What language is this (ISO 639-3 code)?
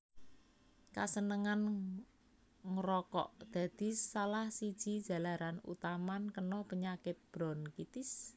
jav